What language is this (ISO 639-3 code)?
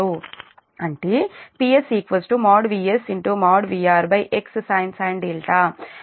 tel